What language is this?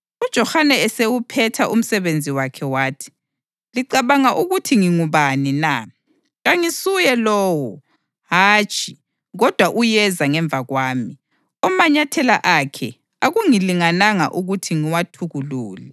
North Ndebele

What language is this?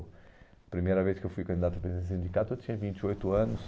Portuguese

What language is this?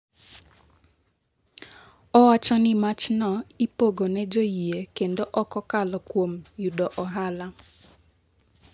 Luo (Kenya and Tanzania)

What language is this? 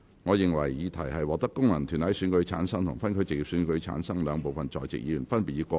Cantonese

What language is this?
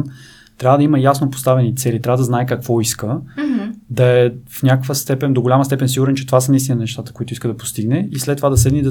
Bulgarian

